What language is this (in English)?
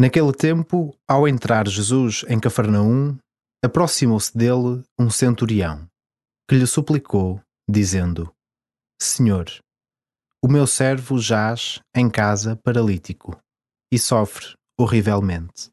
Portuguese